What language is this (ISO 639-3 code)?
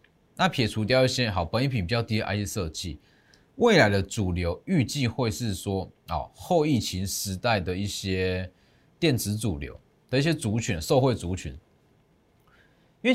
zho